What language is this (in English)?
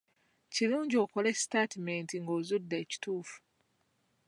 Ganda